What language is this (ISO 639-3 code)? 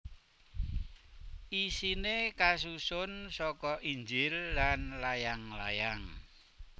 jav